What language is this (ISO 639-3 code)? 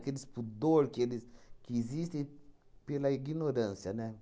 por